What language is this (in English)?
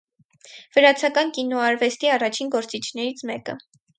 Armenian